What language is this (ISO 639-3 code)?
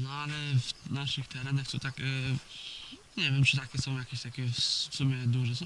pol